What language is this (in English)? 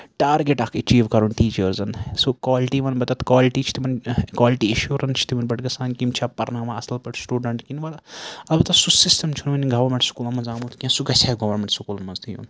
Kashmiri